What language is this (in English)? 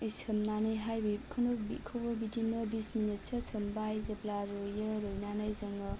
Bodo